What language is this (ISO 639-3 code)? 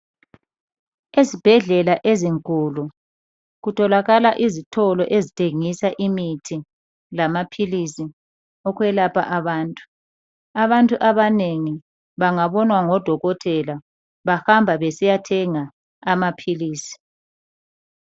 nde